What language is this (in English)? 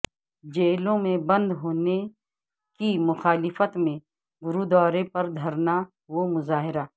Urdu